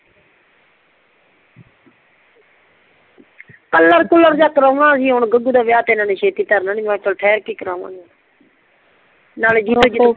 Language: Punjabi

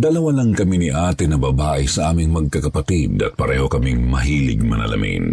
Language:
Filipino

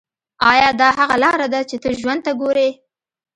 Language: Pashto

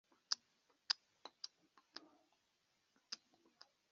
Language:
Kinyarwanda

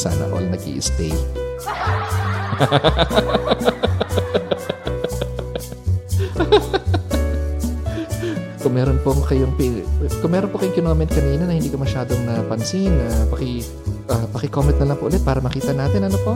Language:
Filipino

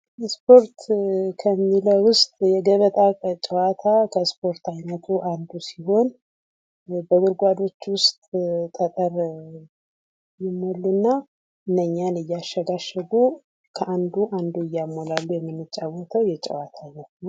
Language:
Amharic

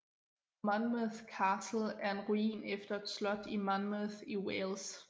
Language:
Danish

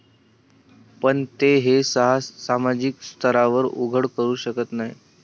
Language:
Marathi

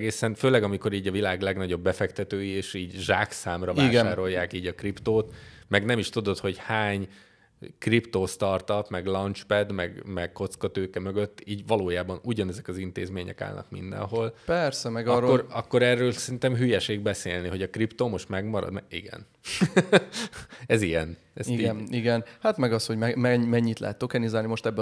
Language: Hungarian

